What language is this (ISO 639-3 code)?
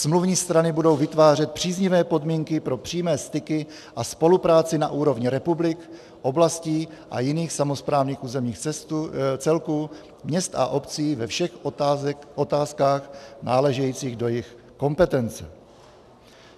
ces